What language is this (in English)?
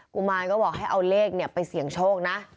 Thai